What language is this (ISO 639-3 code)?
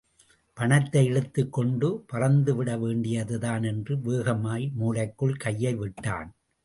tam